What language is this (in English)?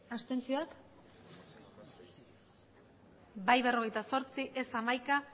Basque